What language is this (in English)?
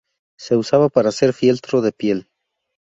Spanish